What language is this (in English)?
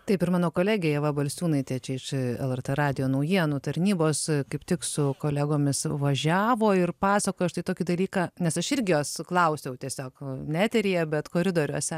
Lithuanian